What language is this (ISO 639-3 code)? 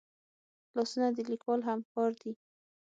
pus